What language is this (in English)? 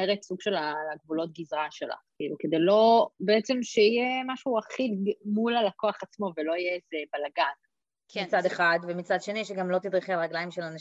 Hebrew